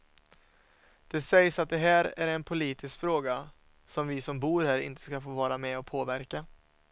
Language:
Swedish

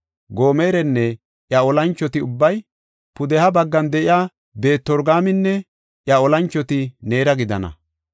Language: Gofa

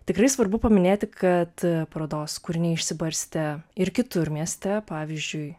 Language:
Lithuanian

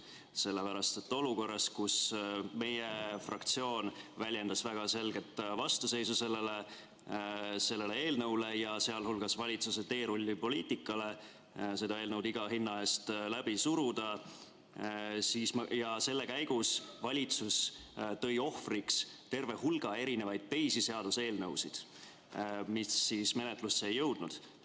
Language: Estonian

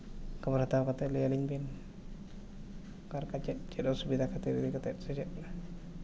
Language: Santali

